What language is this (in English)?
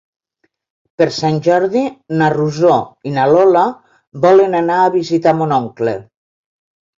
Catalan